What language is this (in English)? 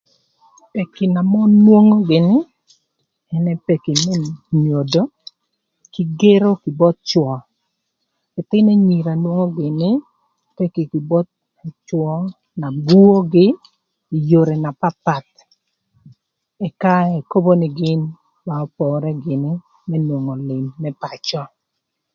Thur